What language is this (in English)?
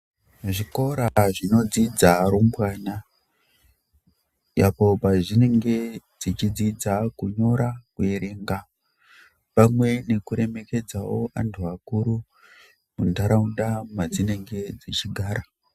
Ndau